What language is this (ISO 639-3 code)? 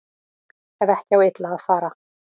isl